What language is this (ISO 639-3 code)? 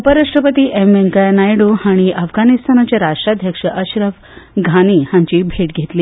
kok